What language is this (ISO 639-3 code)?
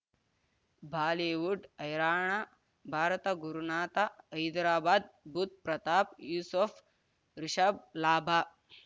kan